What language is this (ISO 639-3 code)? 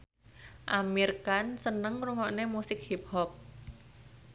jav